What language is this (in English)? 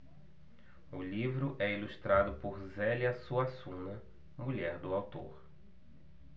Portuguese